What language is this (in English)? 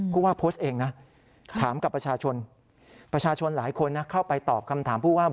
Thai